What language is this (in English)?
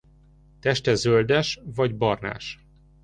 Hungarian